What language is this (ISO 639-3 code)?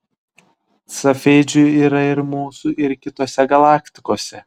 lit